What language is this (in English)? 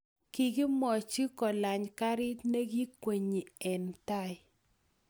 Kalenjin